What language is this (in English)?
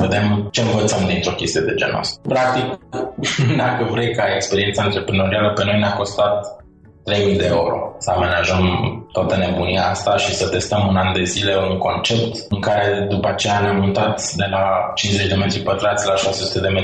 Romanian